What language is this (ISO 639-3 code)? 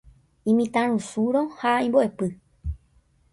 grn